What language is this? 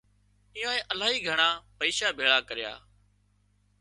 Wadiyara Koli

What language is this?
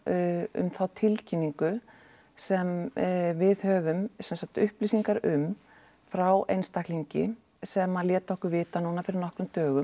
Icelandic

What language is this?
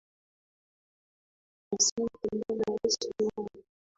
Swahili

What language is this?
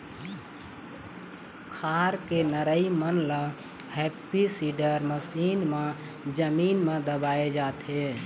Chhattisgarhi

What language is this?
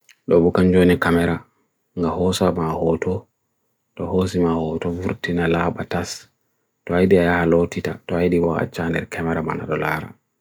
Bagirmi Fulfulde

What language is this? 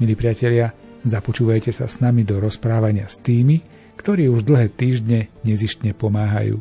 Slovak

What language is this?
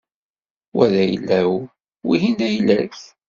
Kabyle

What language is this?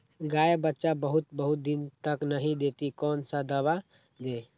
Magahi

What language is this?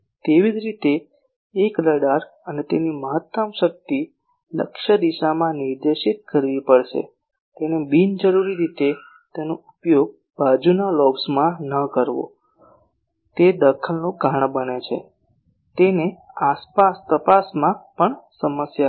Gujarati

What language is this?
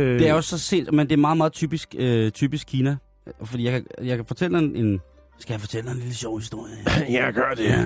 Danish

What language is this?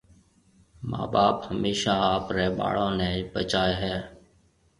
Marwari (Pakistan)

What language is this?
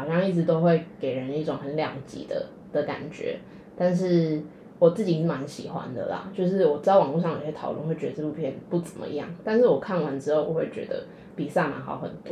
Chinese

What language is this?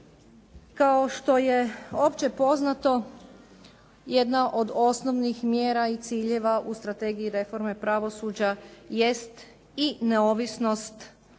Croatian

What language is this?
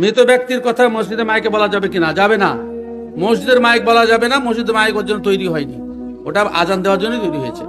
Bangla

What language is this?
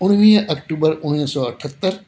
Sindhi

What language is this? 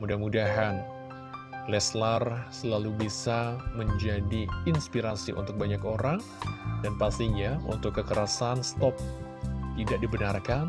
Indonesian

